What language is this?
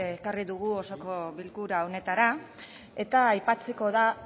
Basque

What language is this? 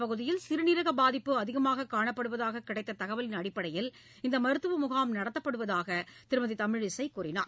Tamil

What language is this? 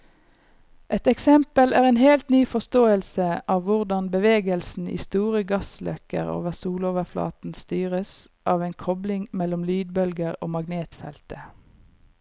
Norwegian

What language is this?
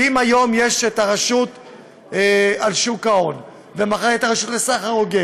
Hebrew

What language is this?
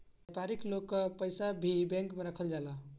Bhojpuri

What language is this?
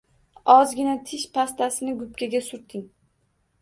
Uzbek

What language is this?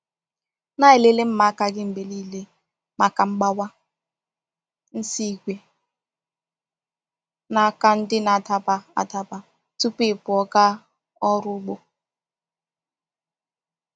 Igbo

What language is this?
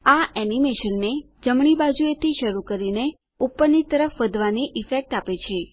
Gujarati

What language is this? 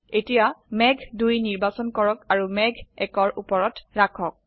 Assamese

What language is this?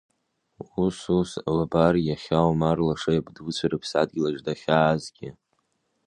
Abkhazian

